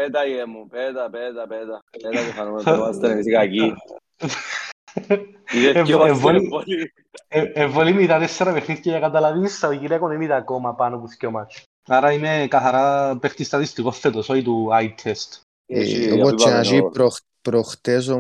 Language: Greek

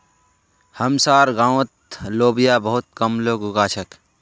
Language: Magahi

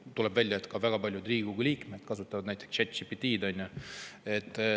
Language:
Estonian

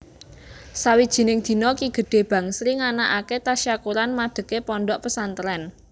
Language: Javanese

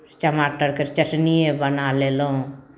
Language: Maithili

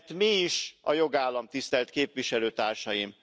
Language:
Hungarian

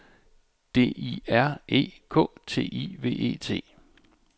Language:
Danish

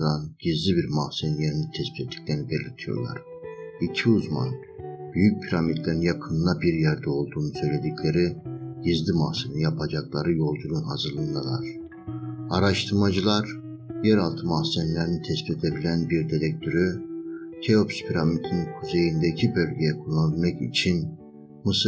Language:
Turkish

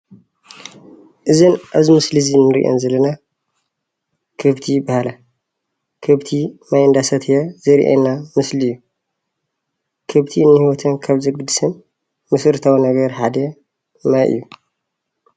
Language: Tigrinya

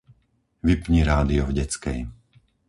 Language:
Slovak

